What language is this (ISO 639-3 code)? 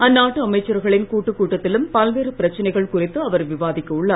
tam